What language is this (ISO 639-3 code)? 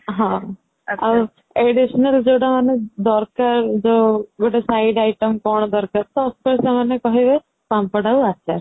ori